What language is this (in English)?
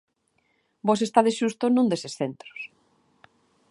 Galician